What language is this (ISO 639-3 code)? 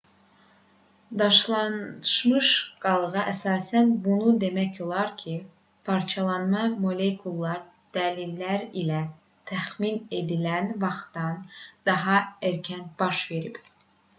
aze